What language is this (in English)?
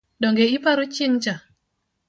Luo (Kenya and Tanzania)